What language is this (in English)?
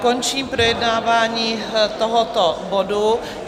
Czech